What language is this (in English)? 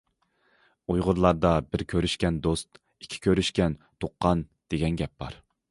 Uyghur